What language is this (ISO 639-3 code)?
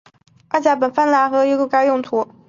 zho